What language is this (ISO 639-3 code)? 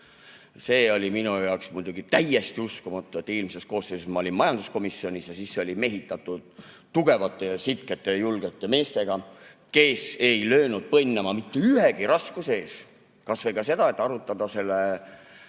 est